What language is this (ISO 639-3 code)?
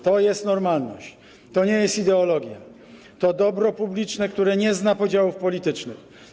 pol